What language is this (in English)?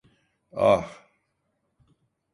Turkish